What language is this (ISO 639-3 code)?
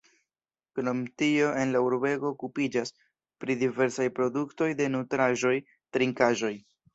epo